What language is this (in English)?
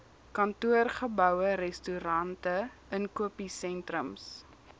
Afrikaans